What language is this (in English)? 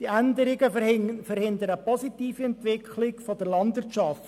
Swiss German